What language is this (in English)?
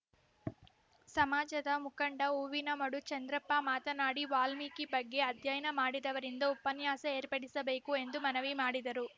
Kannada